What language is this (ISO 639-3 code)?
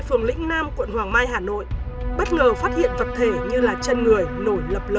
vie